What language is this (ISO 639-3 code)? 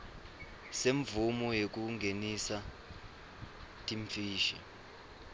ssw